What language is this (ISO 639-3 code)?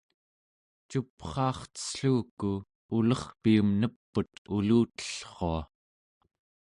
esu